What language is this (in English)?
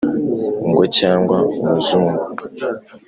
Kinyarwanda